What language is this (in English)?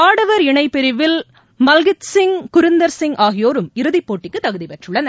Tamil